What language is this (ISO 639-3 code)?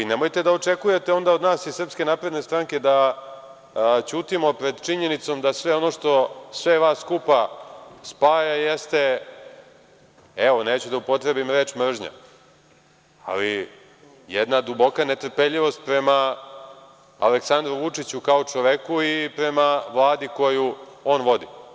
srp